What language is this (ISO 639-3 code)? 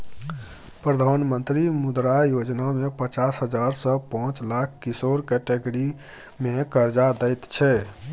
mai